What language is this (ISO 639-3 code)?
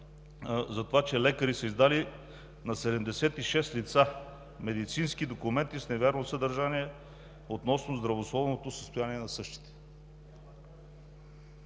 bul